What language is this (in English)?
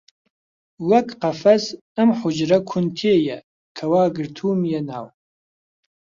Central Kurdish